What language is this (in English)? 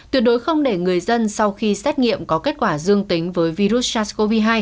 Vietnamese